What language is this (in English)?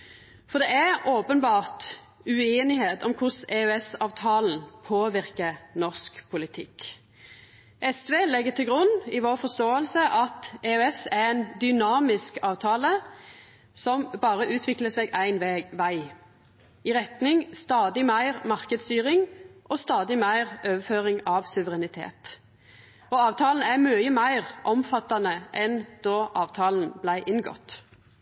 Norwegian Nynorsk